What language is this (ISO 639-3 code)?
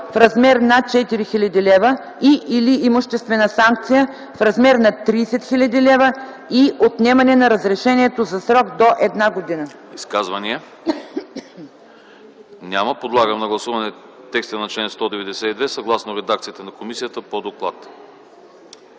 bul